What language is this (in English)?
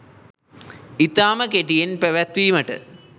Sinhala